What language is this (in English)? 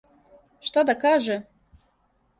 Serbian